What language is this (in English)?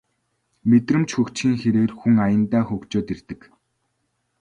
Mongolian